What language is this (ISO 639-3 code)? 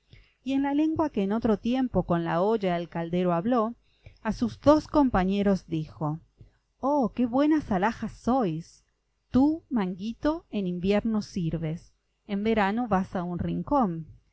spa